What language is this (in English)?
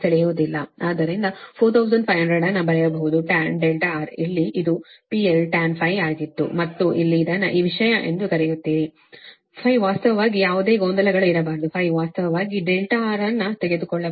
Kannada